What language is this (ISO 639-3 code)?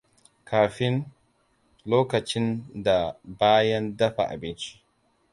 hau